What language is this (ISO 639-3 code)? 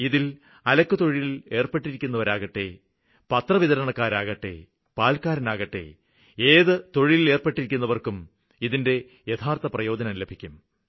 mal